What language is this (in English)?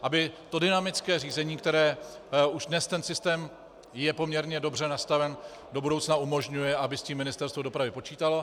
Czech